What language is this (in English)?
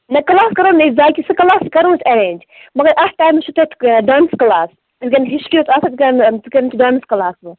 Kashmiri